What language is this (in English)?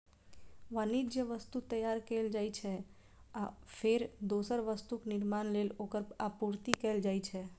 Maithili